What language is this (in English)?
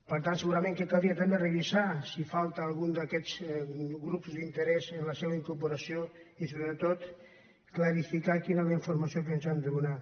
Catalan